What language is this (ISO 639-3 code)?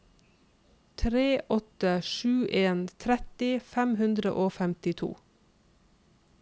nor